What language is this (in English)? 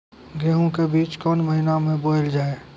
Maithili